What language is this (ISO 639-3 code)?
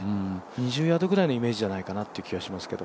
jpn